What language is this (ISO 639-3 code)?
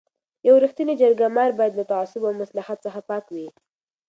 pus